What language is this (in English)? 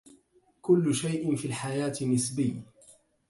Arabic